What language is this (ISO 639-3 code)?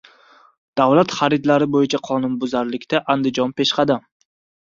uzb